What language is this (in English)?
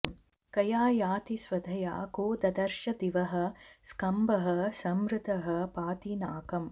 Sanskrit